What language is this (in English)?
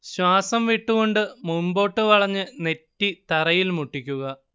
Malayalam